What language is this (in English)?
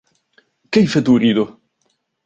Arabic